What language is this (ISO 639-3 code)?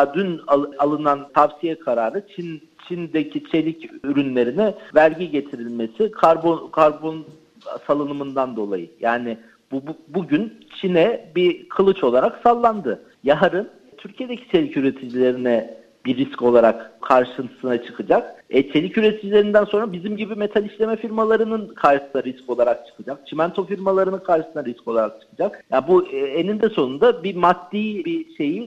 tur